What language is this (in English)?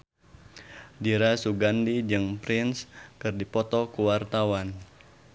Sundanese